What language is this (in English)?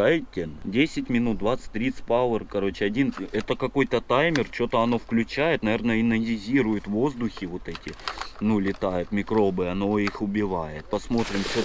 Russian